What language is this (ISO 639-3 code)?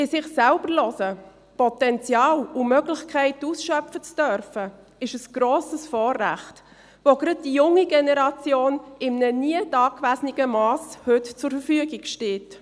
gsw